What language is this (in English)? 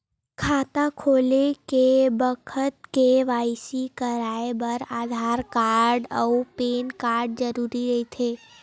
Chhattisgarhi